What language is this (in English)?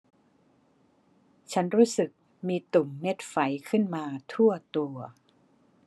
Thai